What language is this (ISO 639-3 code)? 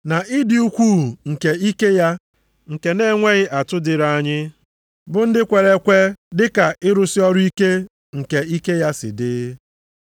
ibo